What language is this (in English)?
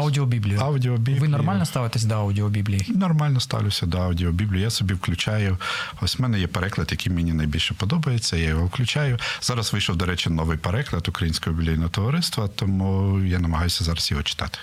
Ukrainian